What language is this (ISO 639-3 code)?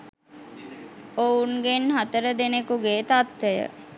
sin